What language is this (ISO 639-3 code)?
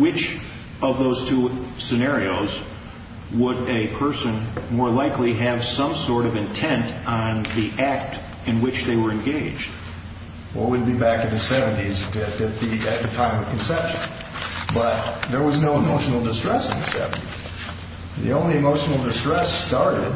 eng